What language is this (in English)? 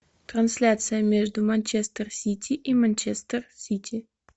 Russian